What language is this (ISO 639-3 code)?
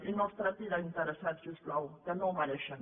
cat